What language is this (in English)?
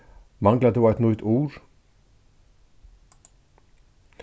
Faroese